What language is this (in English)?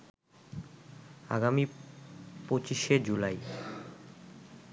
Bangla